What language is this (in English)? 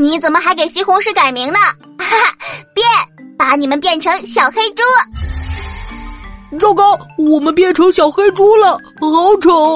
Chinese